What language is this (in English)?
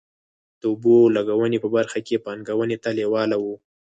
Pashto